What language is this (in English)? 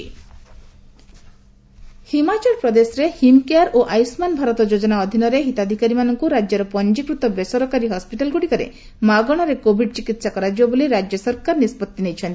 Odia